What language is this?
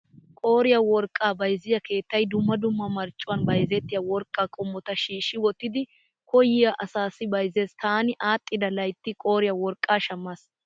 Wolaytta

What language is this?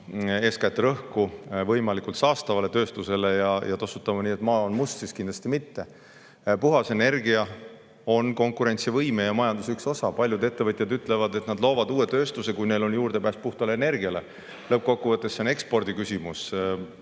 Estonian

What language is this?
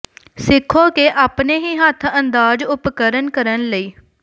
Punjabi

